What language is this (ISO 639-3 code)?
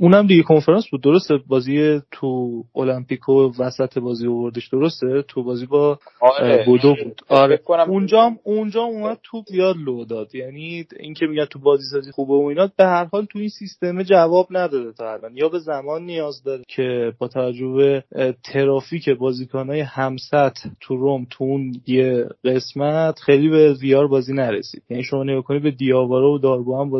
fas